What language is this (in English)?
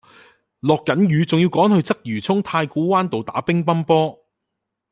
Cantonese